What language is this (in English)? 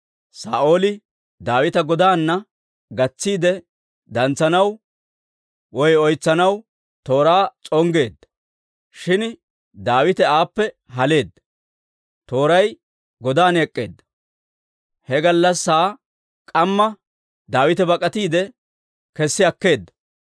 Dawro